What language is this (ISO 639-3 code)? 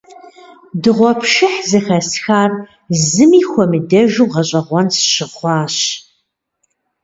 kbd